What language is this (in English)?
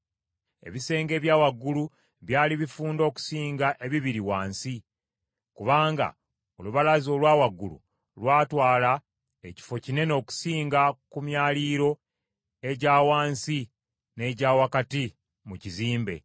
Ganda